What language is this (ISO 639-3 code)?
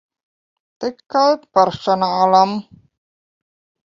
lav